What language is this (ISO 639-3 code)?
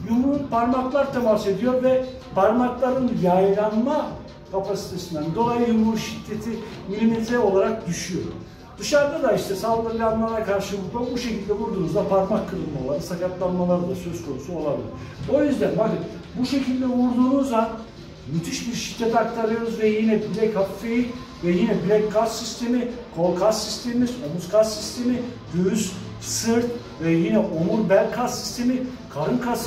tur